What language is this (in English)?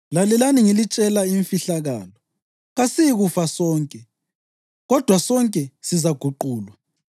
North Ndebele